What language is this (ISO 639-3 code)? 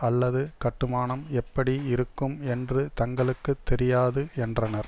tam